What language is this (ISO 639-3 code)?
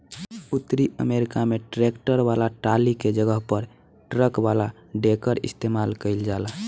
bho